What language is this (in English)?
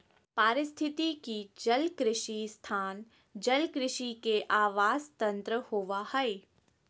Magahi